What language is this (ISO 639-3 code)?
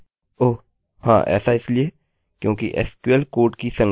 hin